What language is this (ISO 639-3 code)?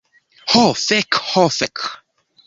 epo